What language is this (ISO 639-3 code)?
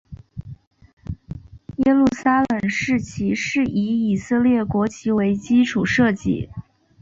zho